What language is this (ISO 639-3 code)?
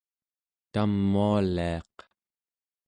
esu